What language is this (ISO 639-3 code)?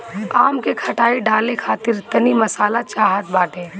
bho